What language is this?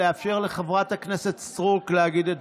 Hebrew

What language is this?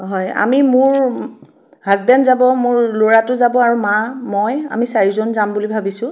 Assamese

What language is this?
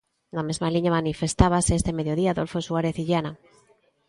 Galician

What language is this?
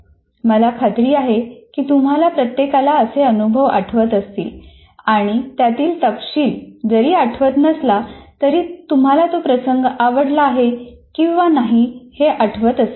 Marathi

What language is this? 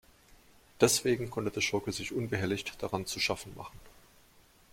German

